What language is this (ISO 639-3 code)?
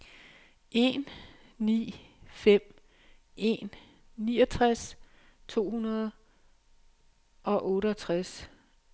dan